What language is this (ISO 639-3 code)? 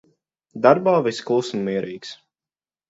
lav